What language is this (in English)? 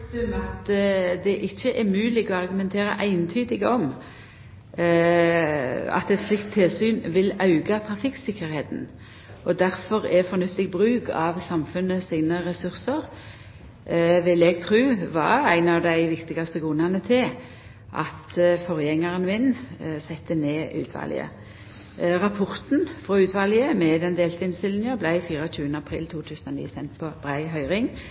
Norwegian Nynorsk